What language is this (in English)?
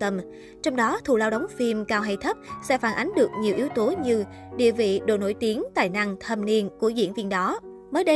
Vietnamese